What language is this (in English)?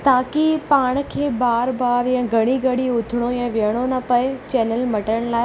Sindhi